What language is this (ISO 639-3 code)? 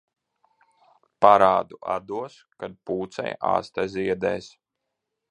lav